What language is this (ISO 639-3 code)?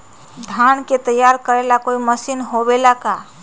mag